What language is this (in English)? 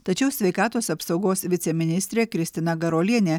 Lithuanian